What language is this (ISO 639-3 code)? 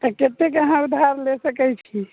mai